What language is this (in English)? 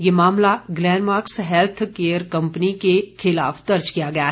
Hindi